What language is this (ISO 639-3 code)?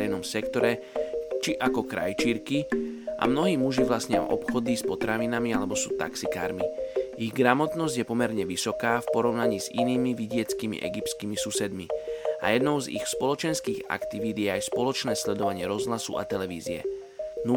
slk